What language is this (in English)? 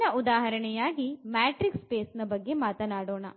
Kannada